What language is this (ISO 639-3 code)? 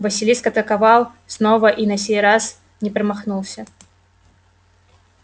rus